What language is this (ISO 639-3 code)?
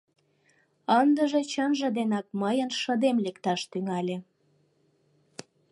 chm